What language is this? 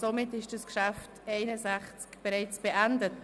Swiss German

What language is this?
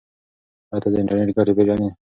Pashto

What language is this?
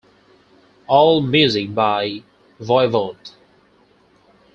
English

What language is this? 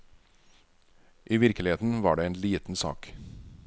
Norwegian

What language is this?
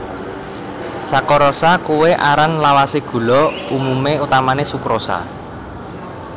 Javanese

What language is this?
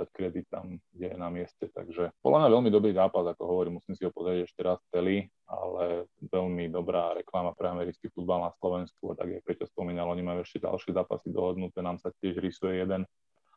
Slovak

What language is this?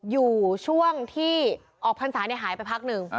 Thai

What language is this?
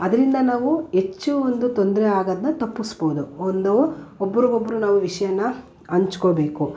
Kannada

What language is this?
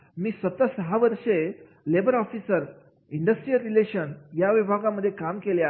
Marathi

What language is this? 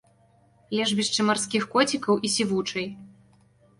Belarusian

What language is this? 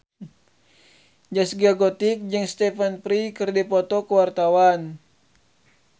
Sundanese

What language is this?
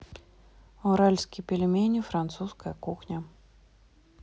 Russian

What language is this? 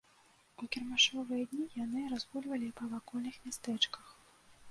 Belarusian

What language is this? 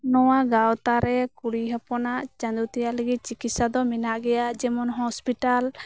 Santali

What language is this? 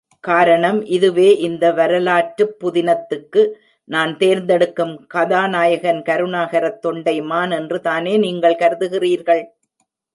Tamil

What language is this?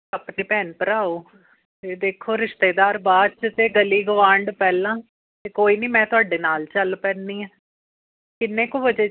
Punjabi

